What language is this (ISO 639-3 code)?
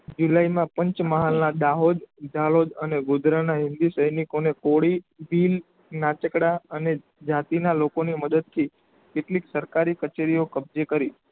guj